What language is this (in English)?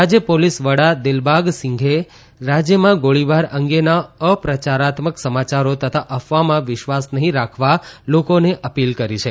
Gujarati